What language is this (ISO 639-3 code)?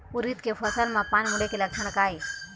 hne